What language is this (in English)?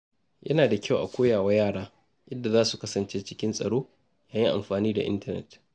Hausa